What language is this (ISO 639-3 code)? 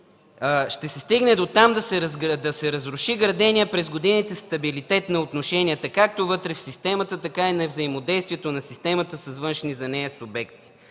bul